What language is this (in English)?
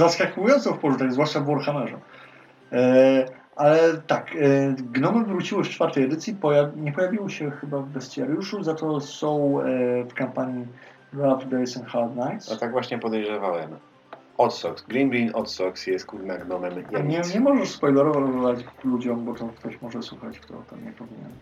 Polish